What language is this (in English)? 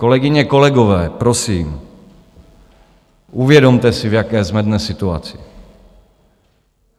Czech